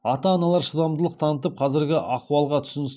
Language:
Kazakh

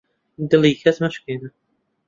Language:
Central Kurdish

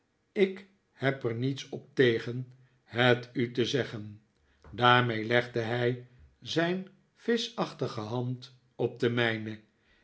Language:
Dutch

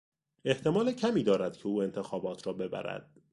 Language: Persian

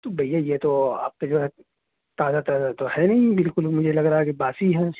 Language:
Urdu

